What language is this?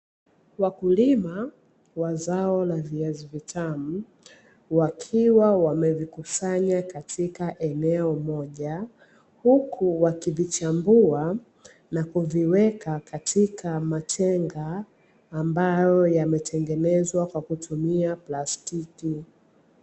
Swahili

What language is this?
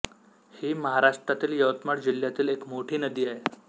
Marathi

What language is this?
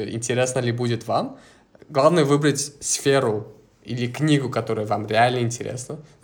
Russian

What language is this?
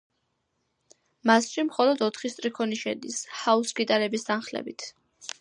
Georgian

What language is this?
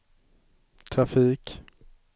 Swedish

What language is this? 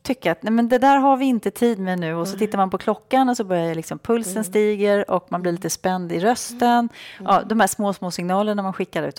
Swedish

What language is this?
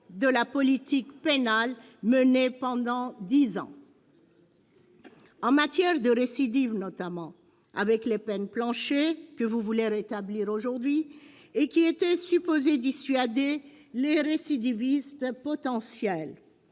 French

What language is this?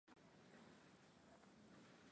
Swahili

